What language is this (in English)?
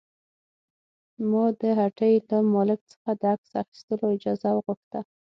Pashto